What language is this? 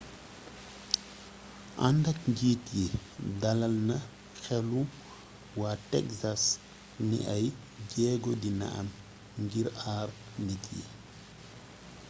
Wolof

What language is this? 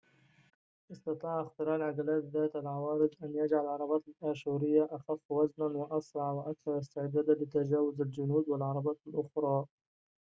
Arabic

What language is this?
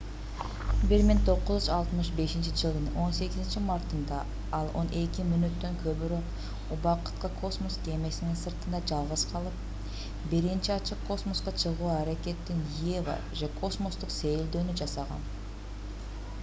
Kyrgyz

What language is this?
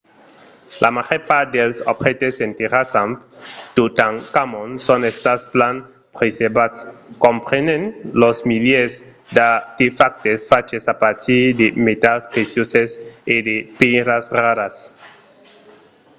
Occitan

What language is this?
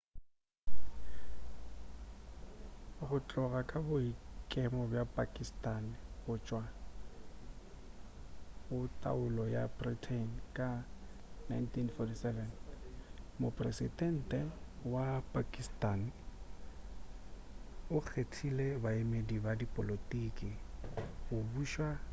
Northern Sotho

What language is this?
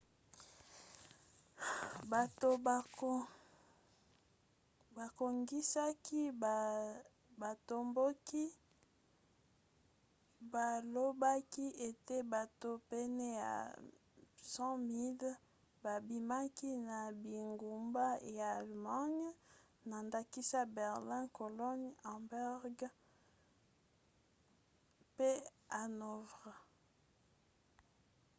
Lingala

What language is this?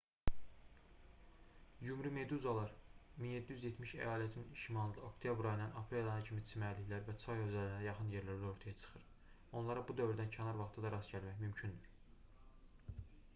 Azerbaijani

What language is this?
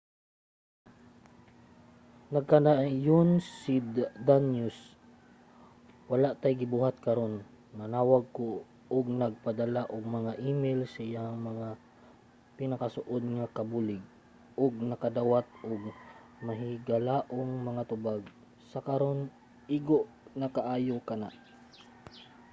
Cebuano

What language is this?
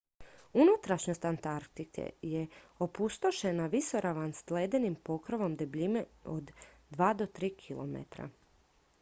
Croatian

